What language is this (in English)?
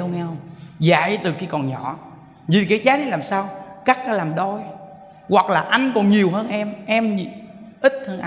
Vietnamese